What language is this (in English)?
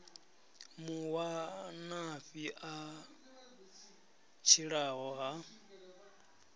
Venda